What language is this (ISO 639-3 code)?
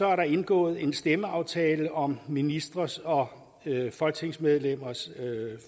dan